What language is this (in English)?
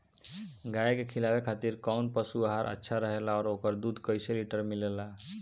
Bhojpuri